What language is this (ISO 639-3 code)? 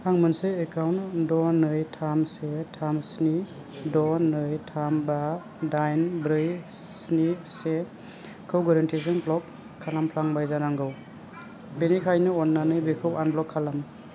brx